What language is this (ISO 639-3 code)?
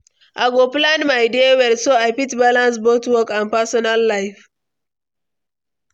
pcm